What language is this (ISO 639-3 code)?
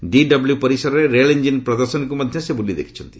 ori